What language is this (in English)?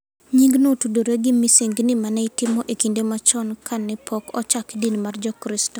Luo (Kenya and Tanzania)